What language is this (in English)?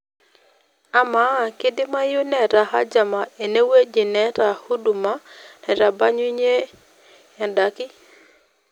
Masai